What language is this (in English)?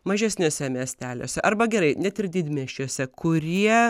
Lithuanian